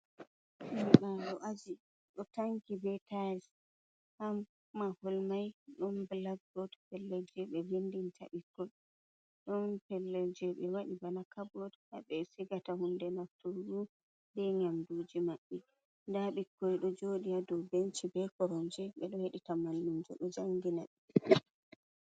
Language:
Fula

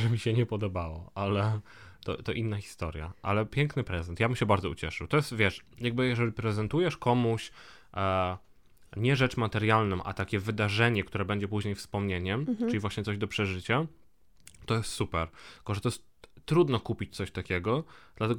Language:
Polish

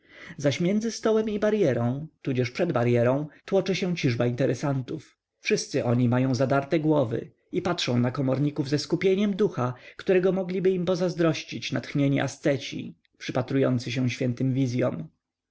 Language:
Polish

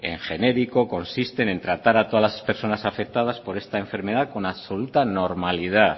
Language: Spanish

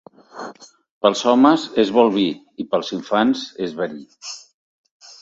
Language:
Catalan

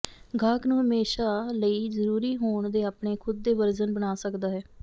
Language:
Punjabi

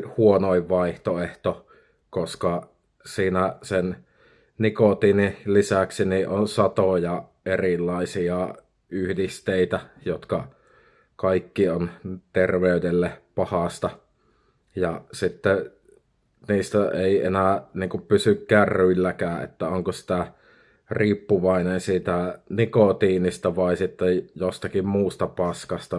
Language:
Finnish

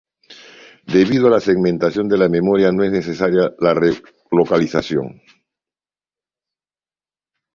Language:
Spanish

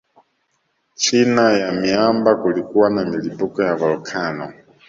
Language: Swahili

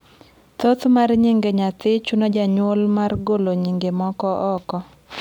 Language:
Luo (Kenya and Tanzania)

